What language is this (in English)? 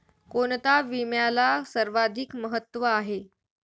Marathi